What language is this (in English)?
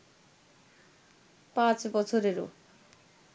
Bangla